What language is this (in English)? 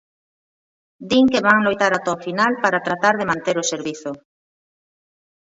Galician